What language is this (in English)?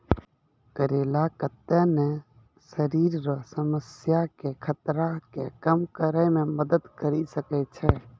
Maithili